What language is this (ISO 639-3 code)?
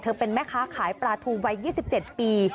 tha